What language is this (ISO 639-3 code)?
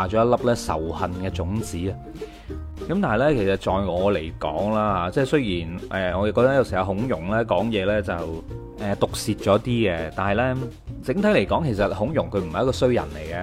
zho